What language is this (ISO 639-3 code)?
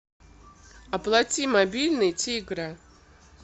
rus